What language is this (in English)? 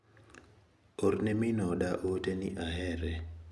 Luo (Kenya and Tanzania)